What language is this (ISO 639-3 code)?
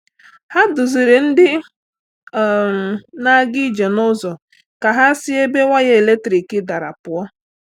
ibo